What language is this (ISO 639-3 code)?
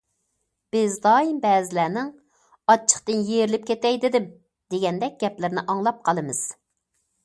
uig